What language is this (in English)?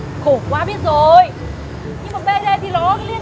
Vietnamese